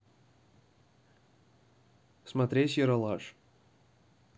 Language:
Russian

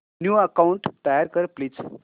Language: Marathi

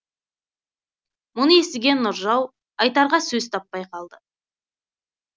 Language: Kazakh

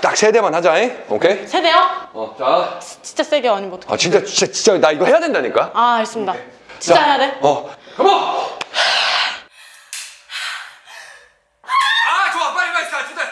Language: Korean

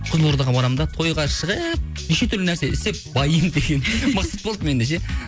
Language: Kazakh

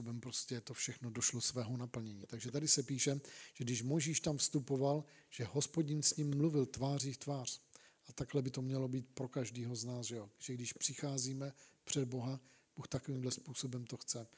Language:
Czech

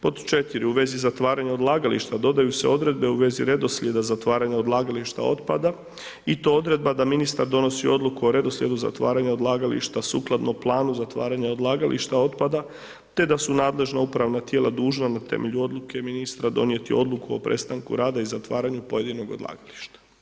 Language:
Croatian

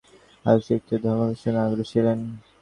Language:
Bangla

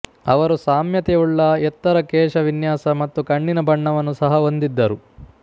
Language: Kannada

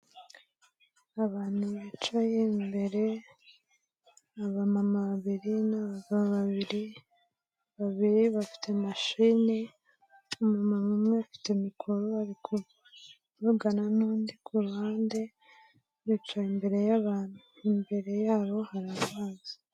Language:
Kinyarwanda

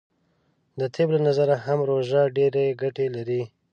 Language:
Pashto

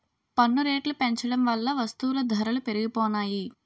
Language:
Telugu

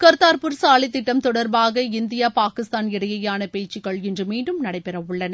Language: Tamil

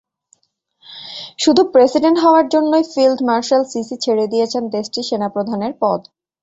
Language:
Bangla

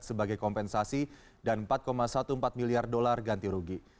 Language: Indonesian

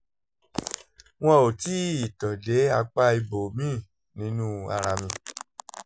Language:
Yoruba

